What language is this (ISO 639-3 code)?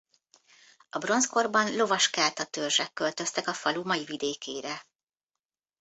hun